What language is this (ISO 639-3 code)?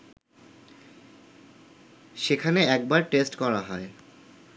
ben